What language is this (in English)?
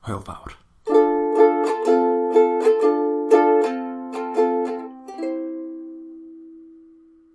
Welsh